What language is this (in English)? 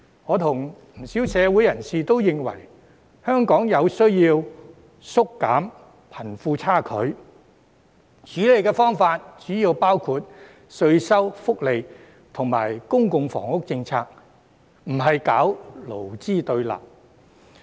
Cantonese